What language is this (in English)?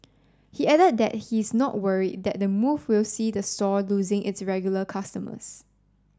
English